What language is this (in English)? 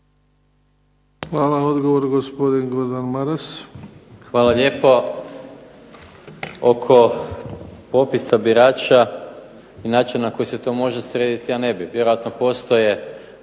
Croatian